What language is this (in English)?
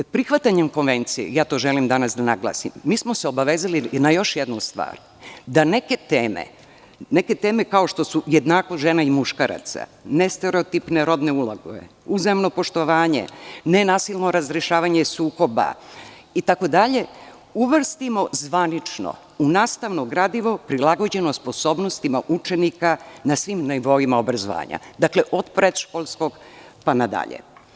Serbian